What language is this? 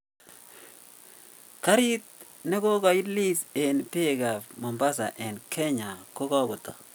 Kalenjin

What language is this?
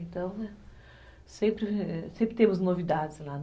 Portuguese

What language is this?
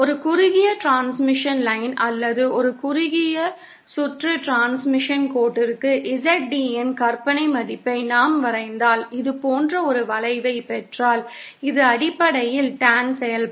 Tamil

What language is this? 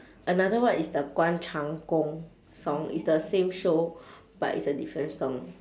English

